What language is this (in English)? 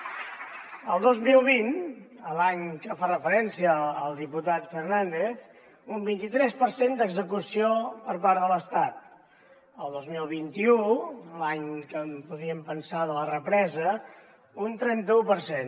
Catalan